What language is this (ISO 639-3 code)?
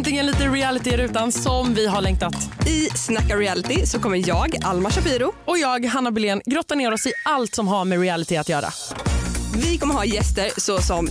swe